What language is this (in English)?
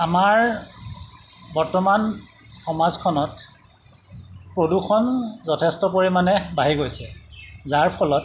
Assamese